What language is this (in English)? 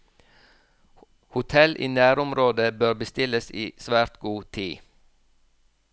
Norwegian